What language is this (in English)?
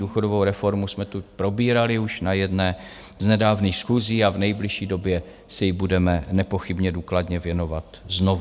Czech